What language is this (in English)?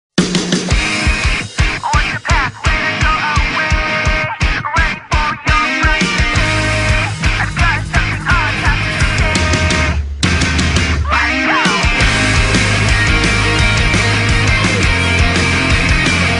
Polish